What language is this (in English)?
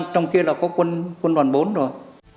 Vietnamese